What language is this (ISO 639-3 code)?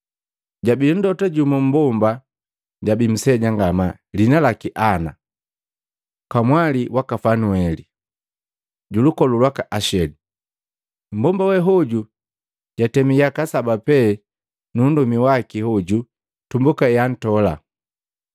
mgv